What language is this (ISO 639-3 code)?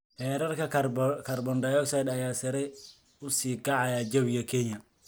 som